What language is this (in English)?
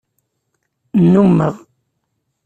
Kabyle